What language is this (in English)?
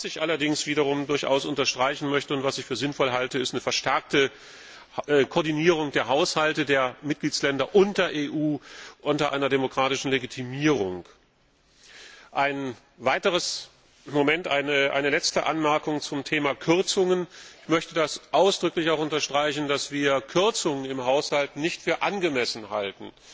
German